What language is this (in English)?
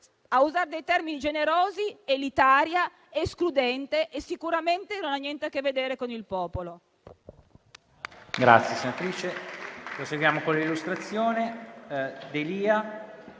Italian